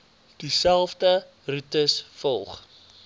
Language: Afrikaans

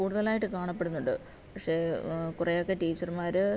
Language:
Malayalam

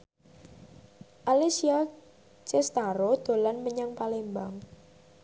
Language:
Javanese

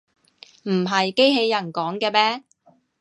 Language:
Cantonese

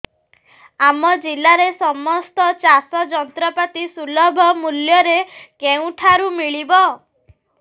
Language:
Odia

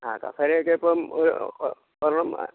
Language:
Malayalam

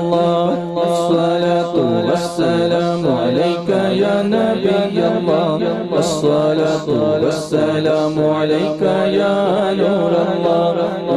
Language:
Arabic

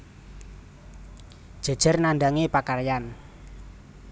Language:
Javanese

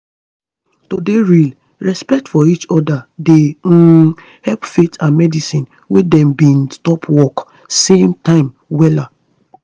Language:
Nigerian Pidgin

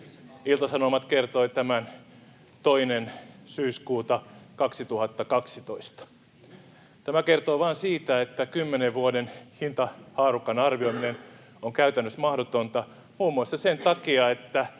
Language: Finnish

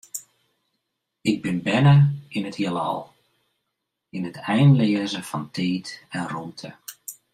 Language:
Western Frisian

